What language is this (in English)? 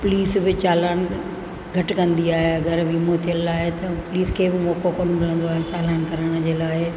Sindhi